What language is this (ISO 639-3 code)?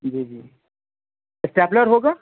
urd